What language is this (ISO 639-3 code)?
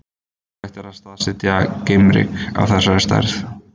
isl